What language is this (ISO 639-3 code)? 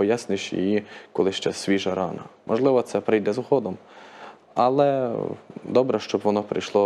ukr